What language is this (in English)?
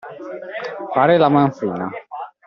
Italian